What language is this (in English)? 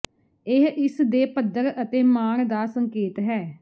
Punjabi